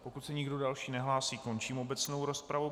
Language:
Czech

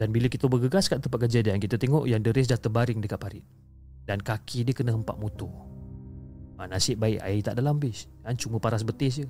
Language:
Malay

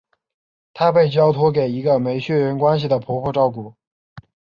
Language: Chinese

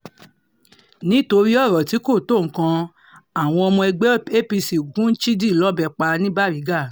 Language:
Yoruba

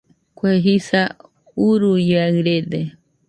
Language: Nüpode Huitoto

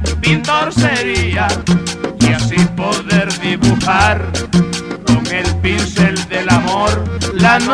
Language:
Spanish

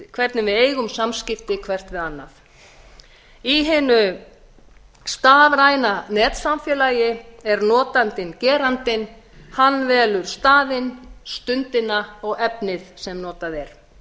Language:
Icelandic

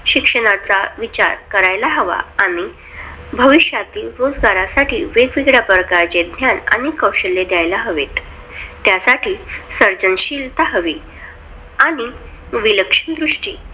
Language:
Marathi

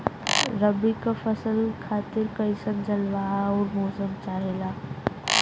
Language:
Bhojpuri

